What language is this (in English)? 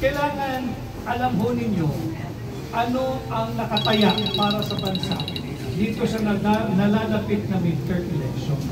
Filipino